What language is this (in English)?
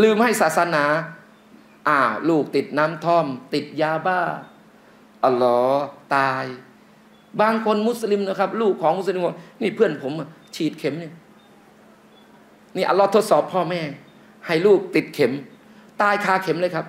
Thai